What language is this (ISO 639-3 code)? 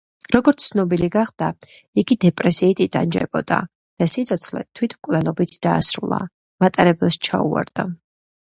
kat